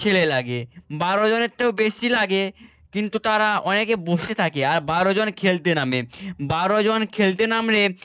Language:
Bangla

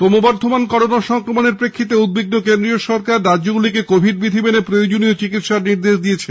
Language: Bangla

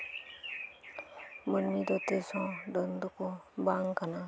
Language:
Santali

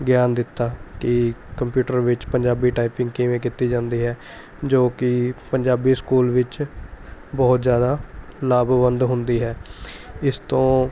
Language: Punjabi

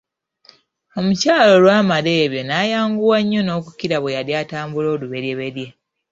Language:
Ganda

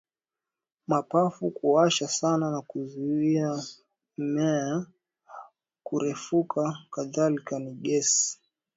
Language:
Swahili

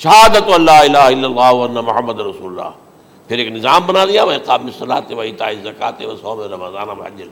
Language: Urdu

